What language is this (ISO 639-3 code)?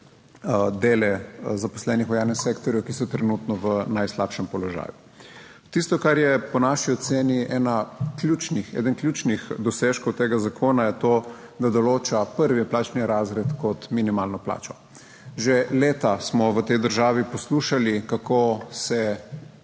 slv